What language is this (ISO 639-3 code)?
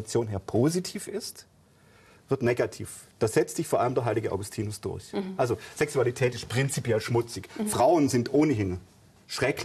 deu